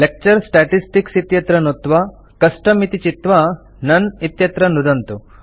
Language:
Sanskrit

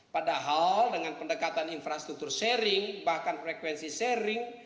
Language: Indonesian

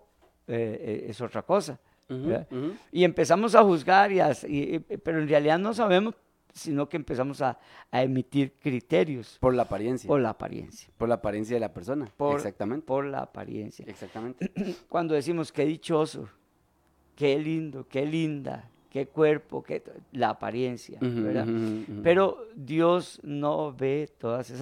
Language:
Spanish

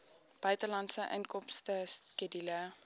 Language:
Afrikaans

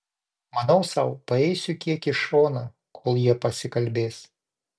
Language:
Lithuanian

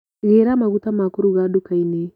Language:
Kikuyu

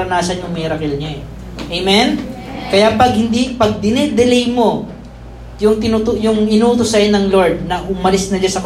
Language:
Filipino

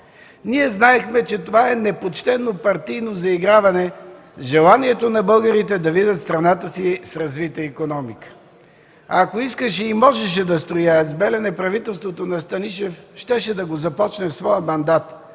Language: Bulgarian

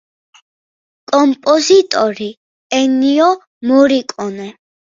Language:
Georgian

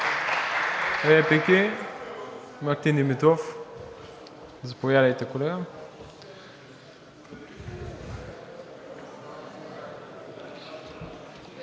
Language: Bulgarian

